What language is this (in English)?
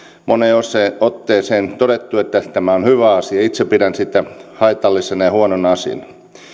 Finnish